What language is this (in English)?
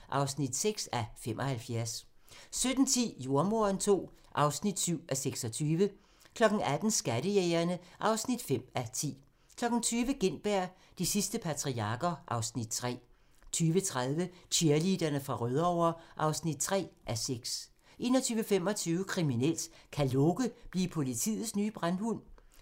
Danish